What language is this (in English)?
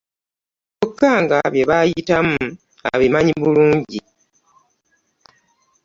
Ganda